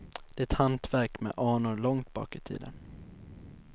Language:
Swedish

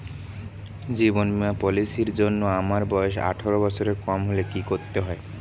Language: Bangla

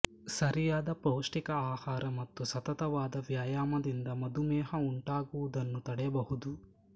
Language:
Kannada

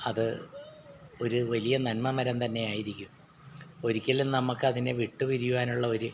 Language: Malayalam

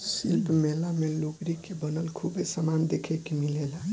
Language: Bhojpuri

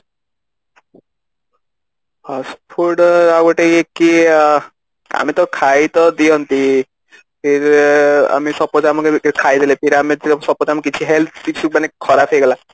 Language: Odia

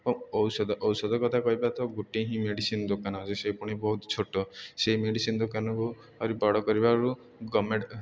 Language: Odia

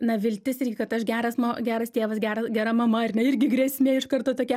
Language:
Lithuanian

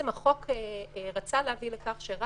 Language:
Hebrew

